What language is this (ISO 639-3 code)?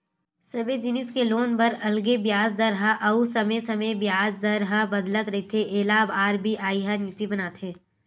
hne